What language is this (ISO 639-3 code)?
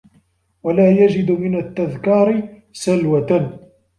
ara